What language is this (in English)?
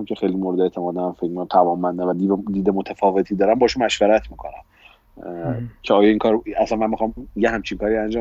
Persian